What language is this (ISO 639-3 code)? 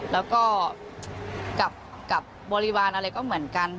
tha